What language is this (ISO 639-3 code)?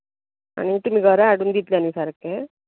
kok